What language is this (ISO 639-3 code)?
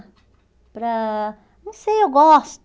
por